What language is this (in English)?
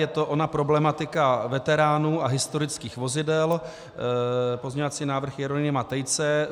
Czech